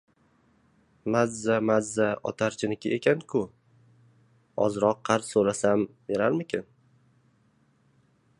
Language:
Uzbek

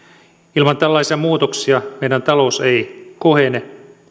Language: Finnish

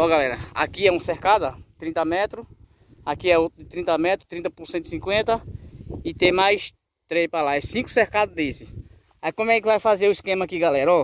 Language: Portuguese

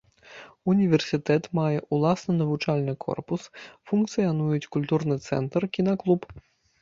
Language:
Belarusian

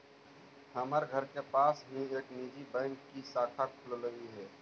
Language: Magahi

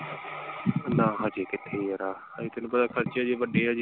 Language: Punjabi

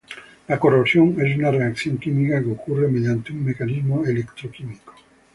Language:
Spanish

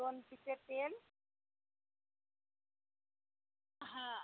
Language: Marathi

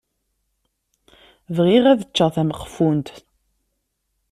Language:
Kabyle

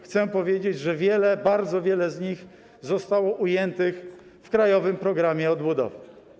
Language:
Polish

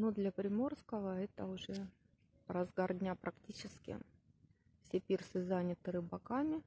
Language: Russian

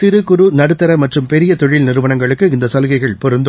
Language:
Tamil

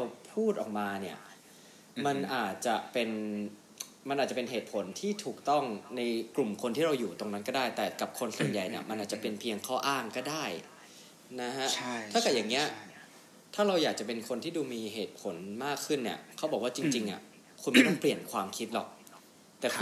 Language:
Thai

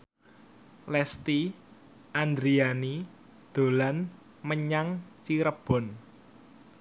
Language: Javanese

